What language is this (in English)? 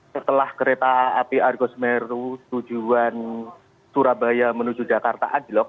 Indonesian